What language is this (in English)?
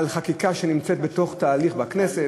Hebrew